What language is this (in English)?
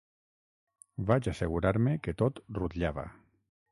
Catalan